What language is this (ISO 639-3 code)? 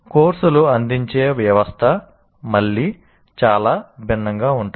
tel